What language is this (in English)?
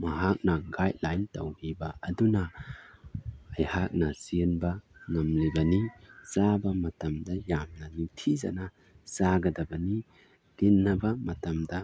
Manipuri